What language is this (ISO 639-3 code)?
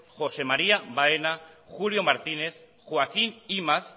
eus